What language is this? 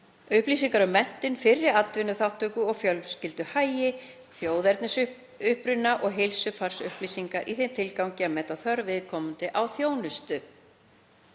Icelandic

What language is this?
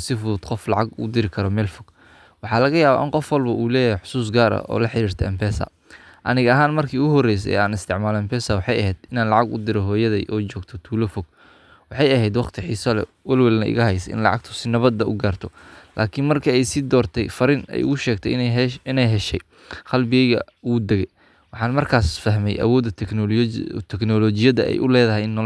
Somali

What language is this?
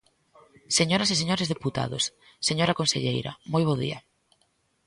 Galician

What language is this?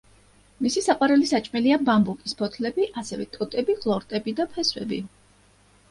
Georgian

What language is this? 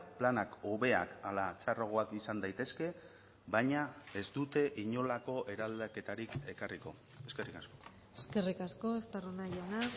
Basque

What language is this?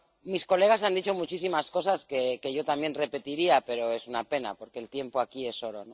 Spanish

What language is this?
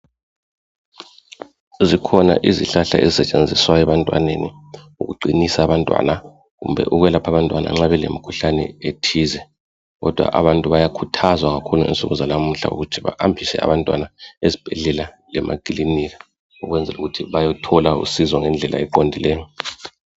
North Ndebele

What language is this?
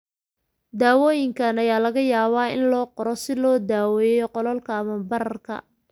Somali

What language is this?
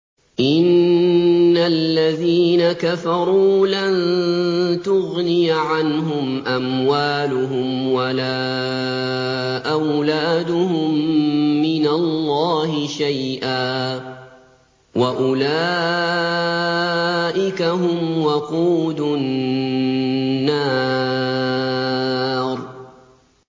Arabic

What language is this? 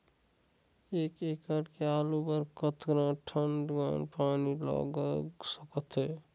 Chhattisgarhi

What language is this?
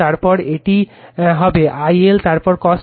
Bangla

